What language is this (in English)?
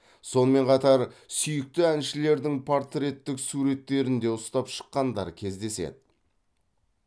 Kazakh